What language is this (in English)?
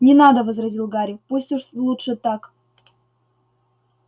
Russian